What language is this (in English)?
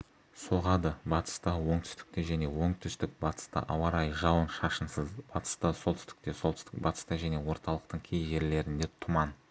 Kazakh